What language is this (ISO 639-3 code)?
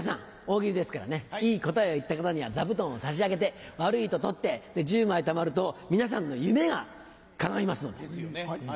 jpn